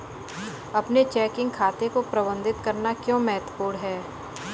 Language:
Hindi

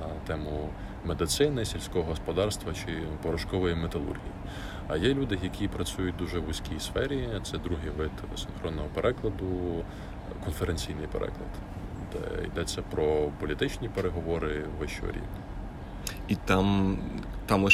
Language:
Ukrainian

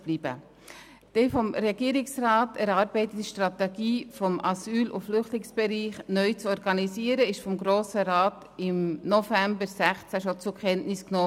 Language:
Swiss German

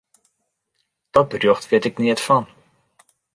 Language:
Western Frisian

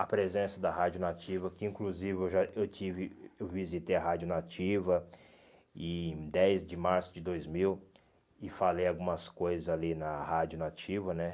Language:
Portuguese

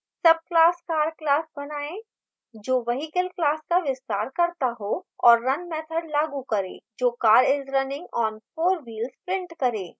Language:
Hindi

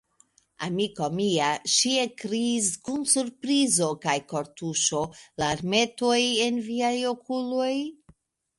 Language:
Esperanto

